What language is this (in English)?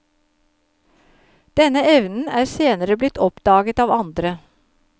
Norwegian